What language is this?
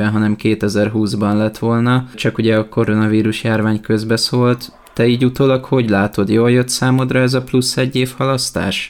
Hungarian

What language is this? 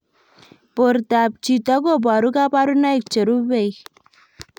Kalenjin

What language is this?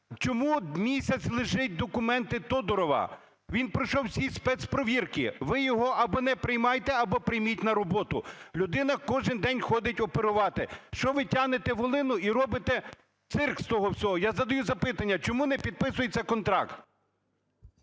Ukrainian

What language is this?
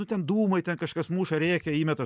Lithuanian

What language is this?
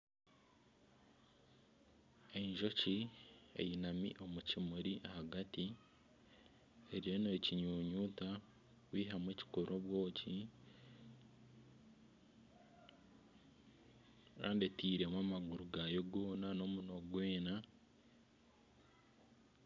Nyankole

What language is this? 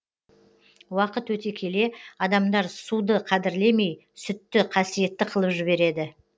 Kazakh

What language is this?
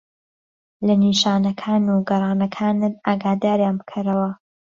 Central Kurdish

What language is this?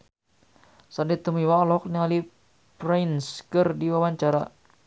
Sundanese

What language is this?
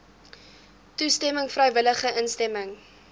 Afrikaans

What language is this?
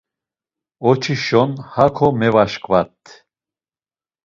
Laz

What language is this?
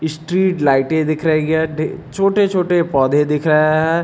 Hindi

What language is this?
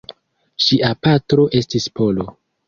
Esperanto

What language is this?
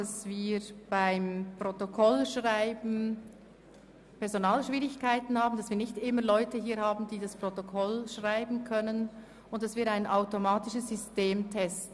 Swiss German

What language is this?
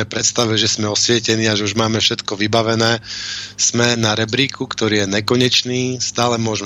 Slovak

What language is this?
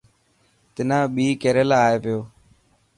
Dhatki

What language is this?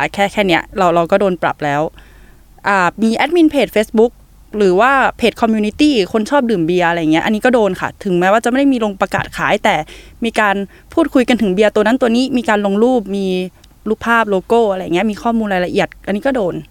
Thai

